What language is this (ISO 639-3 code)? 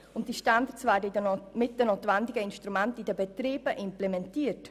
gsw